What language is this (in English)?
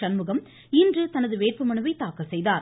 Tamil